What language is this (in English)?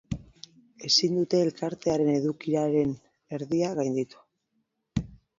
Basque